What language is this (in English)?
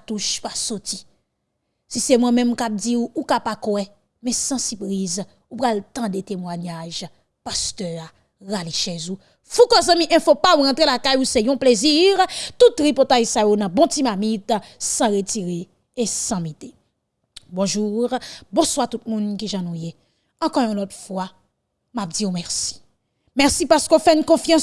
French